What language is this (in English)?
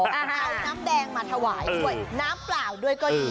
Thai